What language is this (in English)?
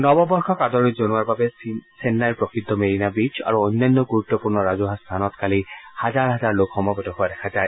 Assamese